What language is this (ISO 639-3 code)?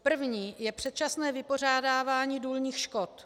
ces